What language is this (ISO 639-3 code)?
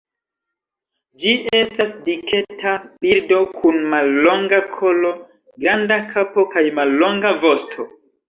epo